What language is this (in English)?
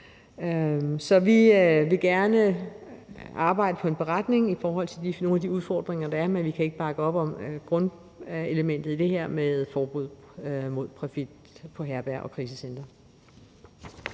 Danish